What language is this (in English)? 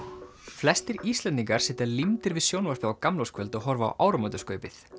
Icelandic